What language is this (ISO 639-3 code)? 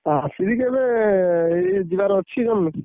ori